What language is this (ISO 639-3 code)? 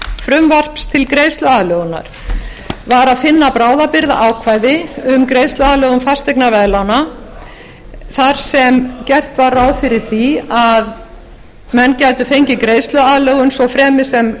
isl